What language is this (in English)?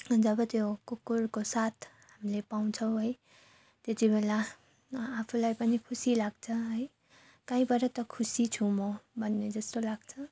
Nepali